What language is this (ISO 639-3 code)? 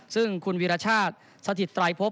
tha